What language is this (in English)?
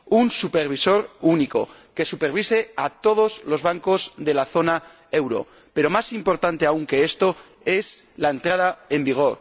Spanish